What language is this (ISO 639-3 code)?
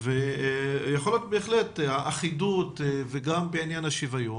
heb